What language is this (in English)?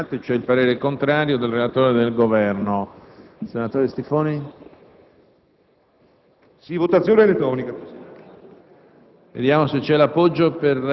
Italian